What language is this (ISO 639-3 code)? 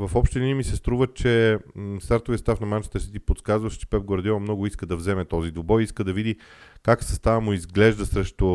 bul